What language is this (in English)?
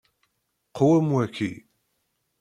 Kabyle